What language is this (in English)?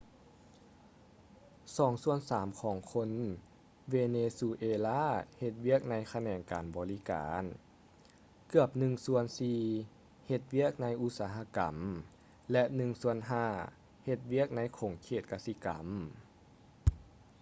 Lao